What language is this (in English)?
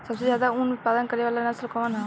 Bhojpuri